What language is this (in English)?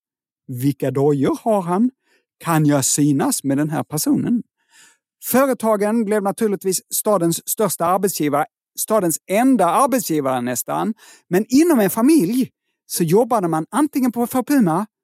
Swedish